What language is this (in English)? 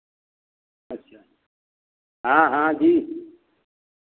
Hindi